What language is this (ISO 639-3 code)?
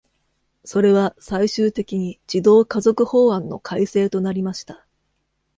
jpn